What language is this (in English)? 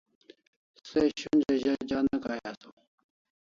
Kalasha